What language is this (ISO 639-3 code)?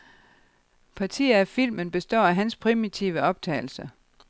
dan